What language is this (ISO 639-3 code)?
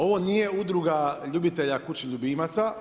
hrv